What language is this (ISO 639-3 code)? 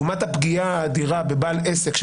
heb